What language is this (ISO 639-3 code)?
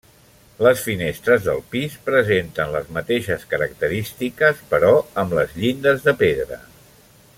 cat